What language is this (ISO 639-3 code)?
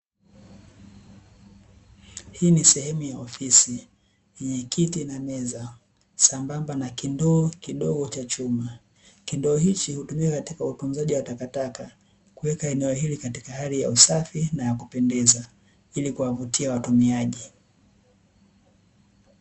swa